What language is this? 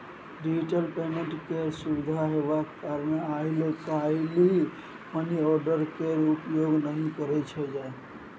Maithili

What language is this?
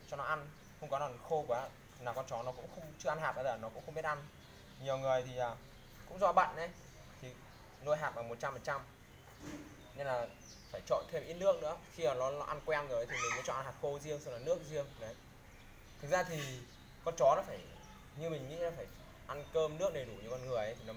Vietnamese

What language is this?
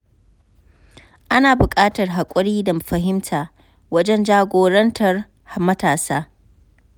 Hausa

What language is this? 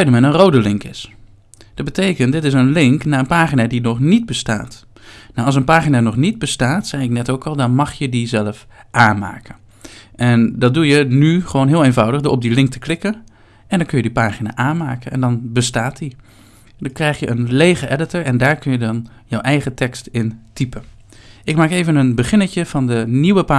Dutch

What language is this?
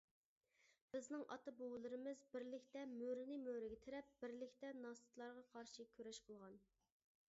Uyghur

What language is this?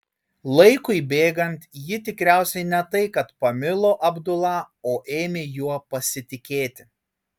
Lithuanian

